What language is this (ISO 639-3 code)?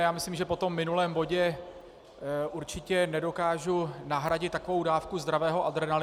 ces